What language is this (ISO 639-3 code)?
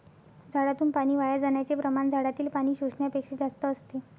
mar